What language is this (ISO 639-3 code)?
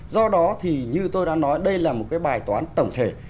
vie